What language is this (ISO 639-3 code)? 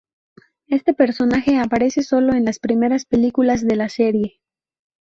spa